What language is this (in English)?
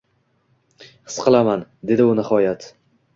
Uzbek